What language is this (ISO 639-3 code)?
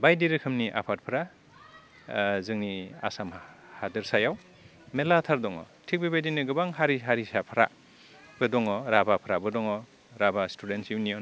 brx